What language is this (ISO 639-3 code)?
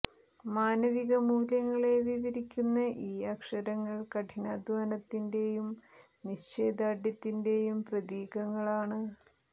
mal